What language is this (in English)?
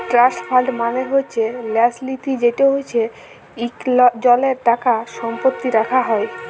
Bangla